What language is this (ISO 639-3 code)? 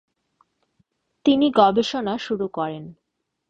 ben